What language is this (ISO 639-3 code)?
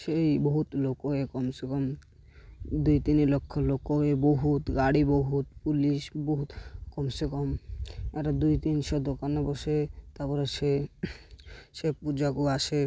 ori